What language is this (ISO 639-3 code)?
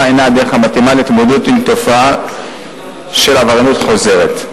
heb